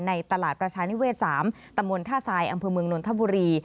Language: Thai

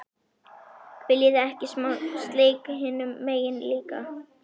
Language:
Icelandic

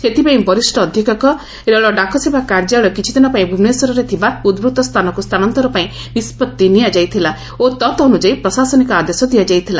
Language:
Odia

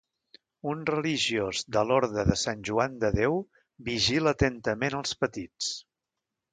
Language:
Catalan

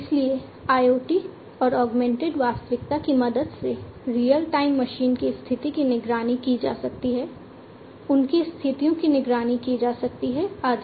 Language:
Hindi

